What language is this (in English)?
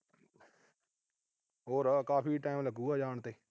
Punjabi